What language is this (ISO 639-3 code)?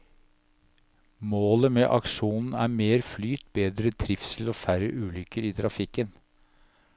nor